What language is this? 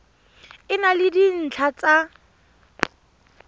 Tswana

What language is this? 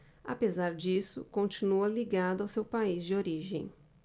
Portuguese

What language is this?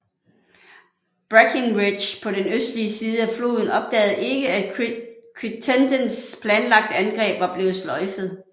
Danish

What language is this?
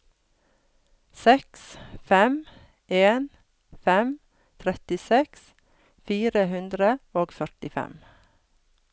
Norwegian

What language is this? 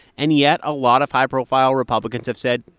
English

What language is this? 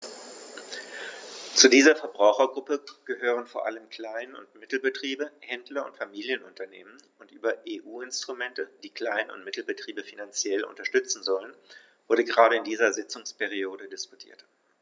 German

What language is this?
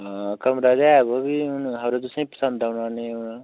Dogri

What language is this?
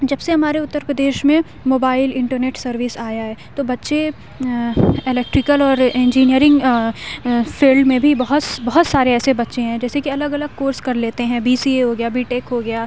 Urdu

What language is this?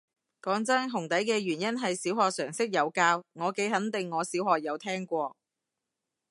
Cantonese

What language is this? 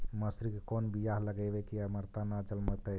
Magahi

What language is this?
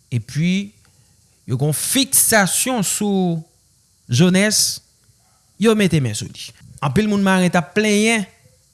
French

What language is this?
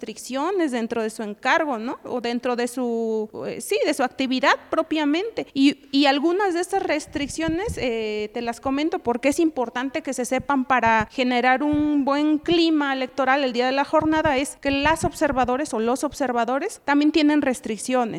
Spanish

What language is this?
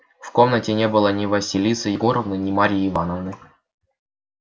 Russian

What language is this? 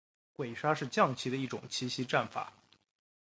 Chinese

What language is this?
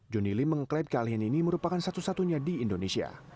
Indonesian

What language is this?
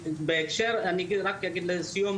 Hebrew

